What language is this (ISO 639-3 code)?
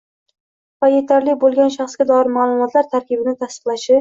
uzb